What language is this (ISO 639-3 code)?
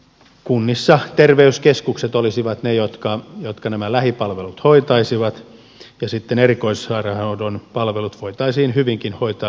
fin